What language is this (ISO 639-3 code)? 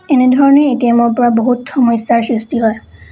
asm